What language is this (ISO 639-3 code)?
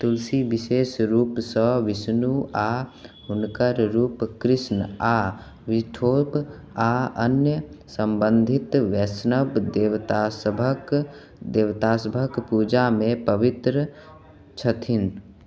mai